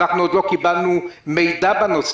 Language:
Hebrew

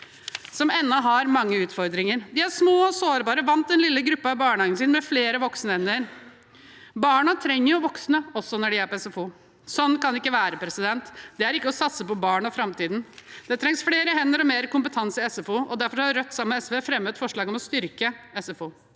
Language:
Norwegian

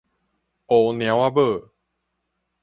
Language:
Min Nan Chinese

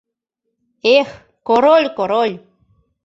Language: Mari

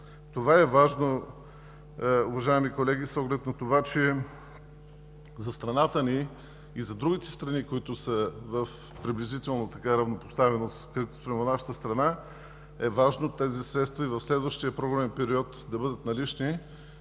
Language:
Bulgarian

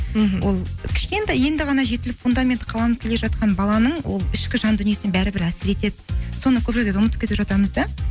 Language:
Kazakh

